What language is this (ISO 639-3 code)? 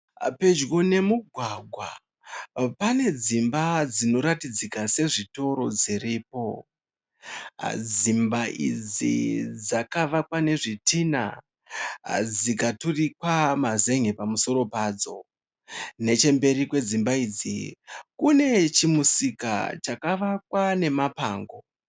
sna